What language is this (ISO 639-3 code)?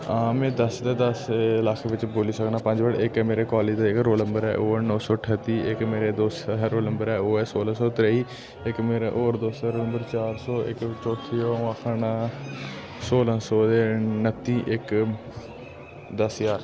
doi